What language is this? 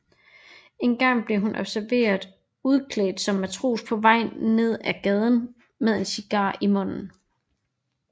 Danish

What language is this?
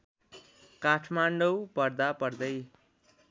Nepali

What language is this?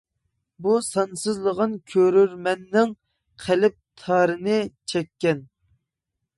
Uyghur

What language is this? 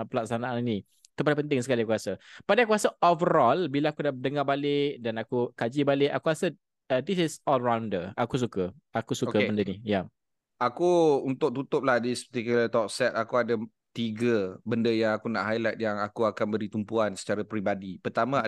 Malay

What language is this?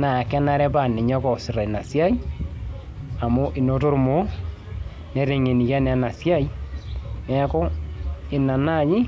Masai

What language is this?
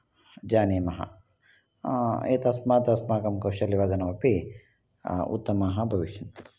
Sanskrit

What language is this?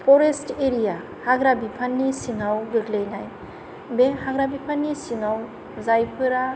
Bodo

